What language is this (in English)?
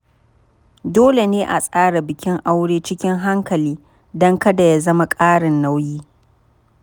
Hausa